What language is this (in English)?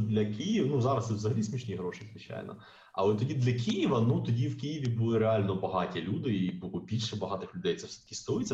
Ukrainian